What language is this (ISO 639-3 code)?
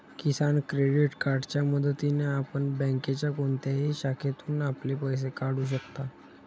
mar